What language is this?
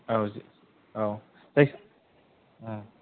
Bodo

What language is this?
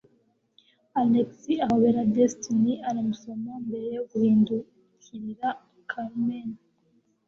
Kinyarwanda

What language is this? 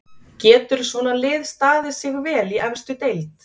Icelandic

